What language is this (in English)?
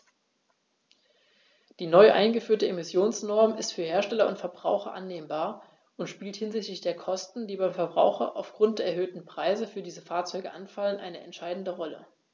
German